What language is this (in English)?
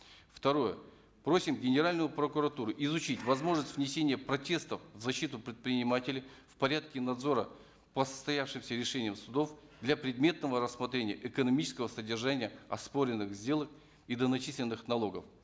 Kazakh